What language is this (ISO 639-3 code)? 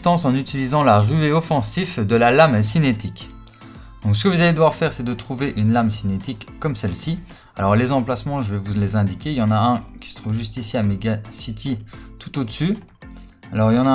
fra